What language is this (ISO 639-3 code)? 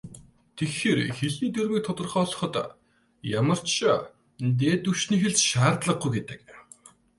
mon